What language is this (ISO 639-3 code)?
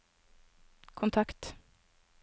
nor